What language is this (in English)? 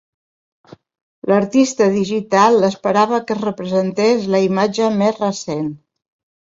Catalan